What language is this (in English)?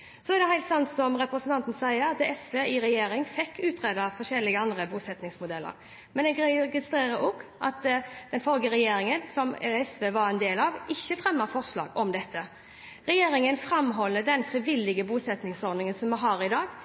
Norwegian Bokmål